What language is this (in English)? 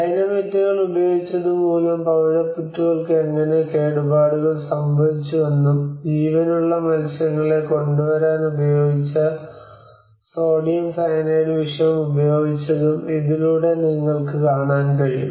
Malayalam